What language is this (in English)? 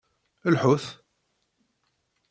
Kabyle